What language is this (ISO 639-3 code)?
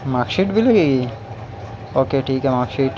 urd